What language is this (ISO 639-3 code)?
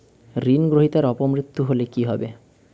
ben